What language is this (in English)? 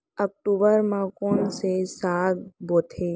Chhattisgarhi